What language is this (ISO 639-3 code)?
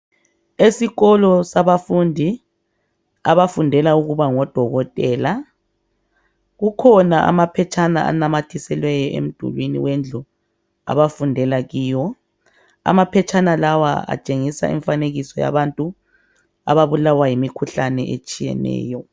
nde